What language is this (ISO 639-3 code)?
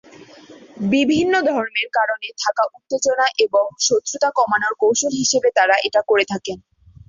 ben